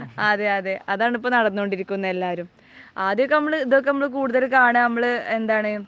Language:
Malayalam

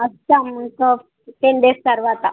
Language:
Telugu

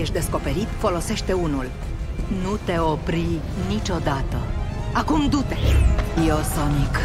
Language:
Romanian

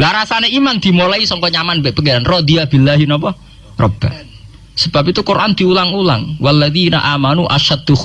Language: Indonesian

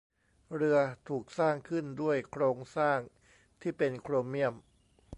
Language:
Thai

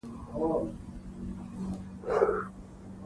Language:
Pashto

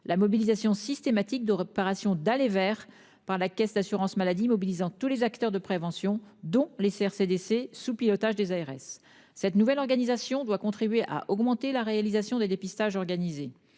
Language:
French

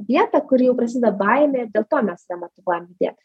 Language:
Lithuanian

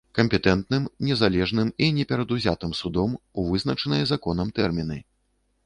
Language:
Belarusian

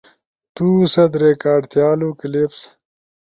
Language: Ushojo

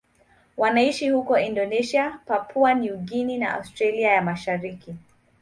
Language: Swahili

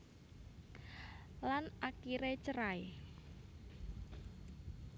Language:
Javanese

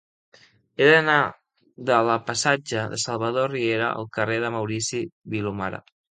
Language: Catalan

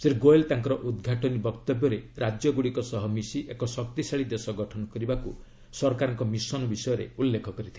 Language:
Odia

